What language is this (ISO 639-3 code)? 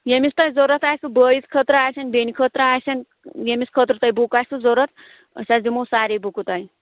kas